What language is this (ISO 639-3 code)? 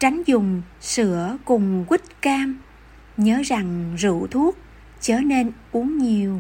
vie